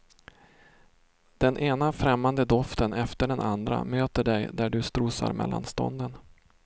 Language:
Swedish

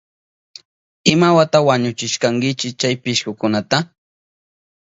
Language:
Southern Pastaza Quechua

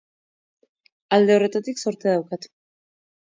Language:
Basque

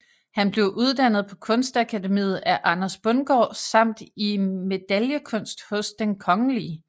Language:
Danish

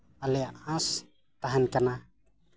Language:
Santali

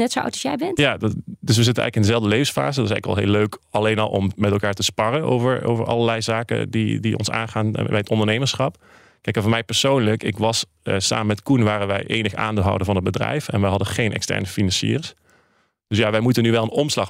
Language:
Dutch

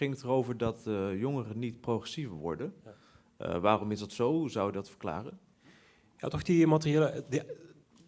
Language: Dutch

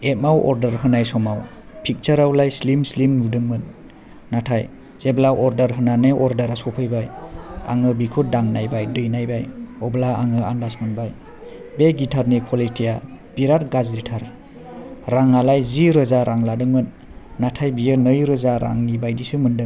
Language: Bodo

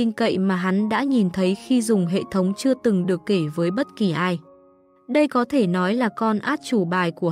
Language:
Vietnamese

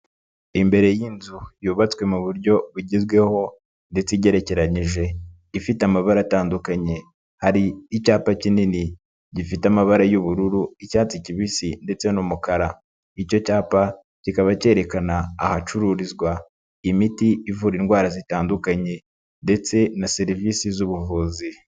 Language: Kinyarwanda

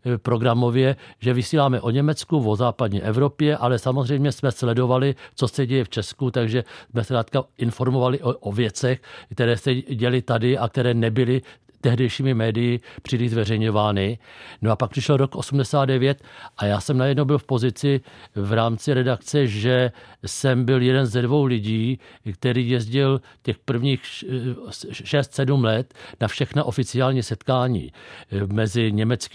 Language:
Czech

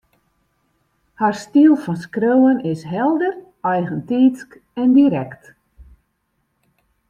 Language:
Western Frisian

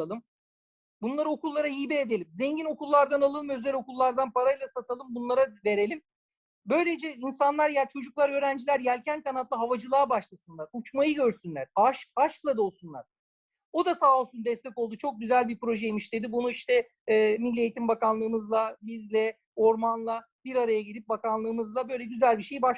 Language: Turkish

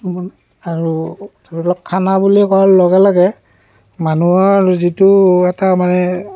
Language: Assamese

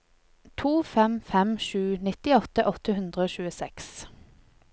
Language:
Norwegian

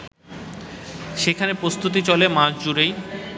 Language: Bangla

